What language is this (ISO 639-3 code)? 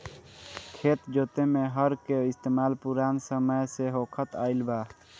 bho